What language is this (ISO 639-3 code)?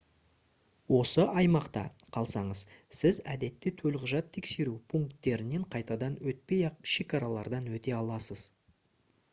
kaz